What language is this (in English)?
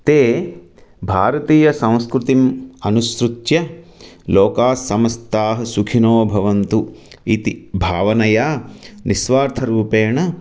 Sanskrit